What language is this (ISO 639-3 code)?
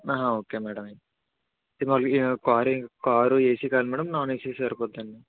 tel